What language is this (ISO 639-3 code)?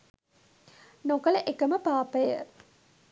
sin